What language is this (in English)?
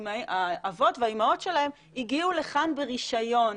Hebrew